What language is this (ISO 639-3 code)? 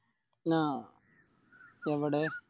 mal